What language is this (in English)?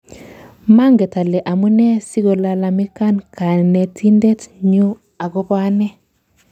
Kalenjin